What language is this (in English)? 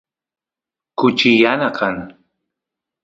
Santiago del Estero Quichua